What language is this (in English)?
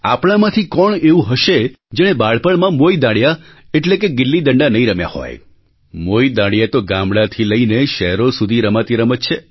Gujarati